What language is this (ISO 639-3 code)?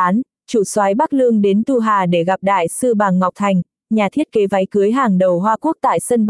vie